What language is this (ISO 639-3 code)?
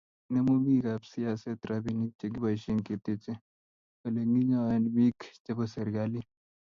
kln